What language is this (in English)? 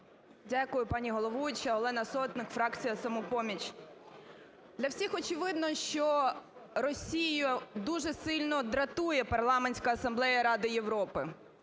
Ukrainian